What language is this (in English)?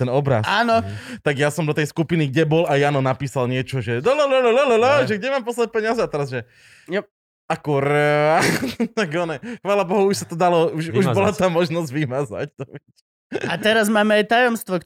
Slovak